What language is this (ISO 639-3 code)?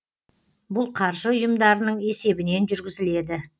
kaz